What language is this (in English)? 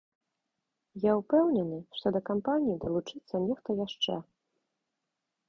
Belarusian